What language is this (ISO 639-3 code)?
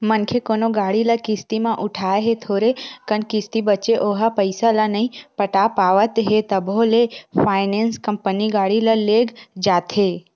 hne